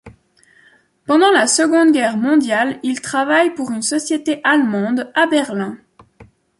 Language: French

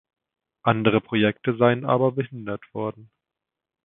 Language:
German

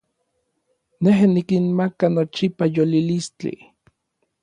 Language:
Orizaba Nahuatl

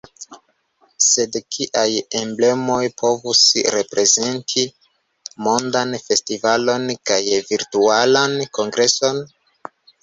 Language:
Esperanto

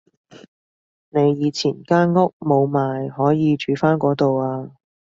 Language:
Cantonese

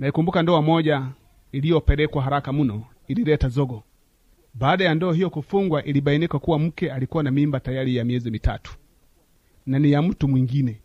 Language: Swahili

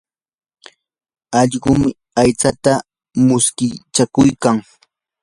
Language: Yanahuanca Pasco Quechua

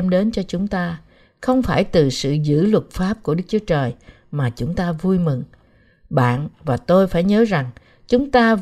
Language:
Vietnamese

